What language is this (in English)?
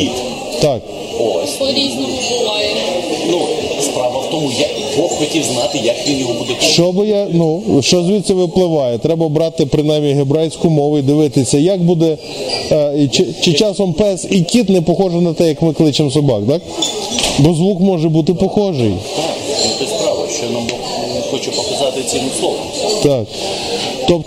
Ukrainian